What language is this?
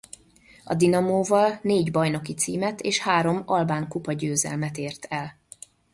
Hungarian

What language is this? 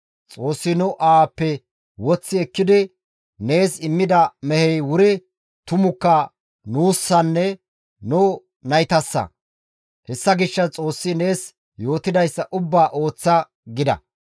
Gamo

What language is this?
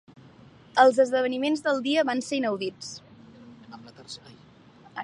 Catalan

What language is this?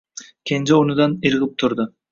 Uzbek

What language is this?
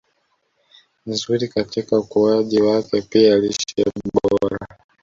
Swahili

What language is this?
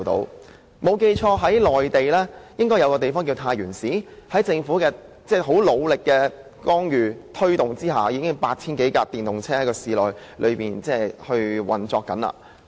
Cantonese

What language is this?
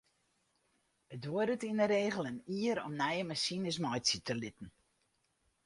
Western Frisian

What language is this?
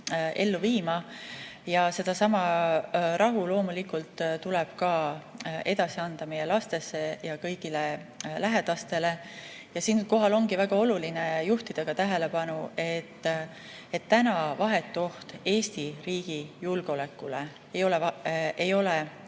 Estonian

